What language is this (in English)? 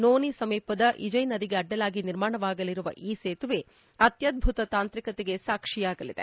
Kannada